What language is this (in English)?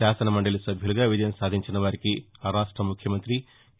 Telugu